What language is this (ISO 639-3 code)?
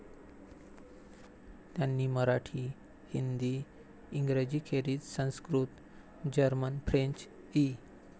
mar